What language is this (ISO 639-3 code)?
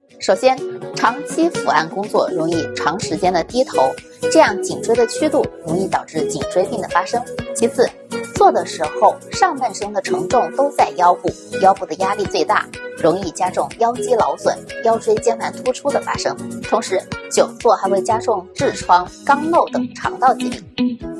zho